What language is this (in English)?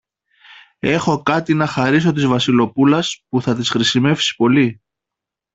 Greek